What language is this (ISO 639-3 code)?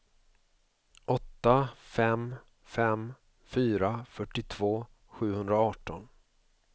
swe